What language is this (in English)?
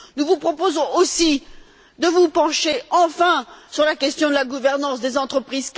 French